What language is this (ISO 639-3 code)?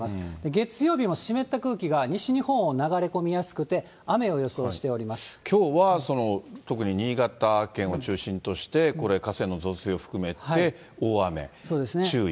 jpn